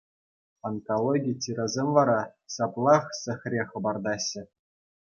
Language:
Chuvash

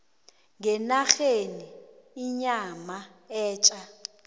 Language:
South Ndebele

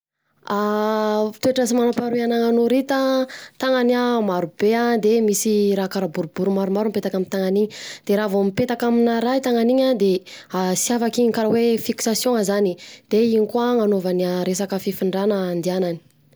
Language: Southern Betsimisaraka Malagasy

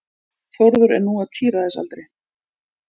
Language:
Icelandic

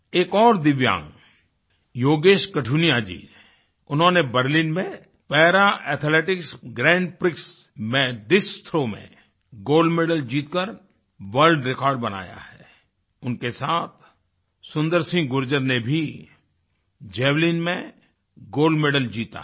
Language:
Hindi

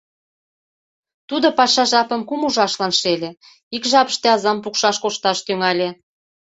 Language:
Mari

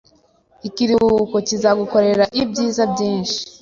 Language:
Kinyarwanda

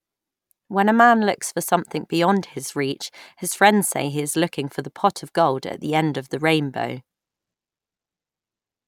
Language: English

